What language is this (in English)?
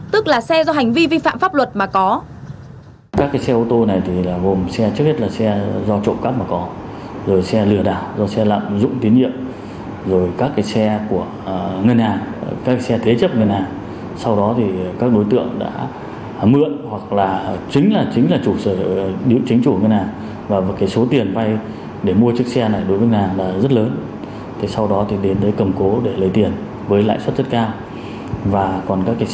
Vietnamese